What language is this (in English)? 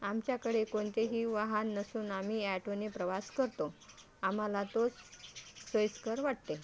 Marathi